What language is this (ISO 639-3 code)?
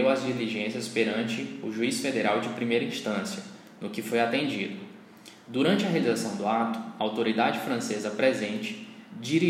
por